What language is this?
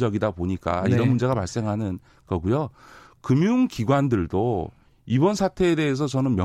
Korean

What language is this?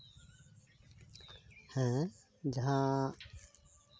Santali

